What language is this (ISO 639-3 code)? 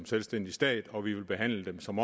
dan